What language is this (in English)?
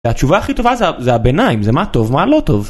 Hebrew